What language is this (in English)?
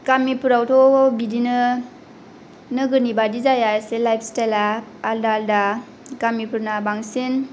Bodo